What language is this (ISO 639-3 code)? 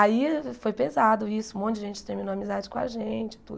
por